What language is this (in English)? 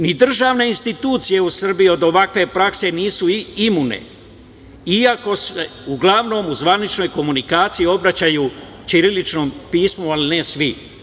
Serbian